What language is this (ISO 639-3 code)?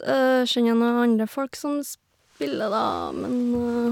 nor